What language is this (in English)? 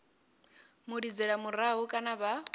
Venda